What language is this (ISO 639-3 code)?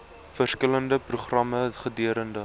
afr